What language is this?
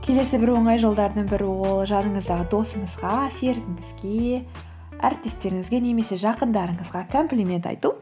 Kazakh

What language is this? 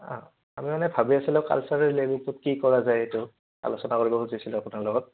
Assamese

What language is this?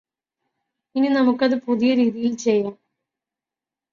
Malayalam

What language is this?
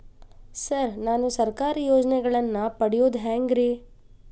Kannada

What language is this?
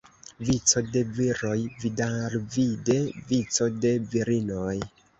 Esperanto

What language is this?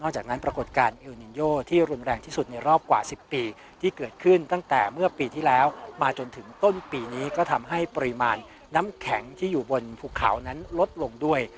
Thai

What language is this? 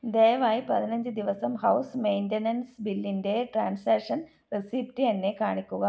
Malayalam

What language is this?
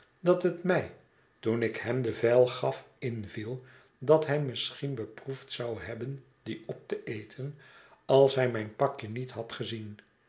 Dutch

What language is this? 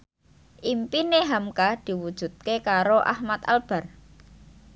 Javanese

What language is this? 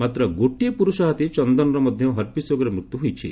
Odia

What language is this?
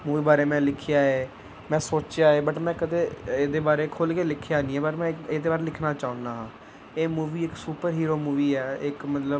Punjabi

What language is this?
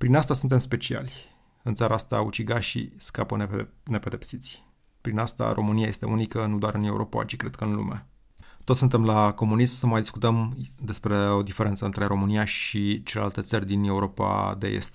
Romanian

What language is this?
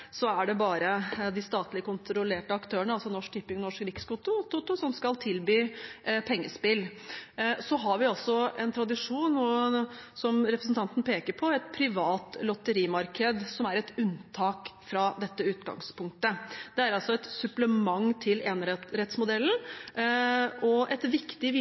Norwegian Bokmål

